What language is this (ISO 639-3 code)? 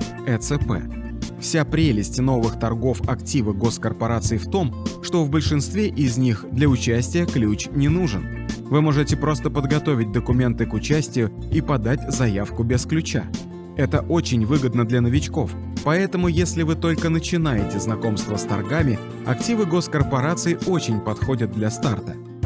rus